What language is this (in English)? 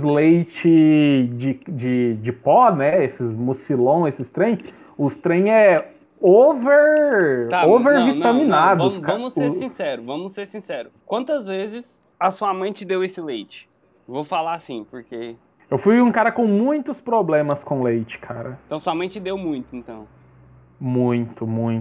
Portuguese